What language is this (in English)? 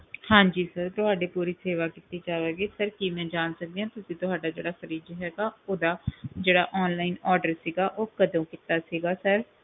Punjabi